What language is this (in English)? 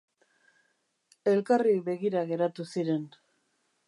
Basque